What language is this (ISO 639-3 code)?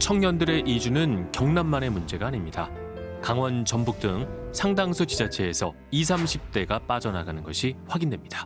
kor